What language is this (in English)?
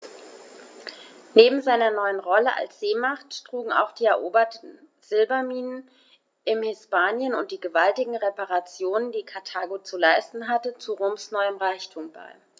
German